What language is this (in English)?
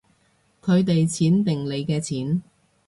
Cantonese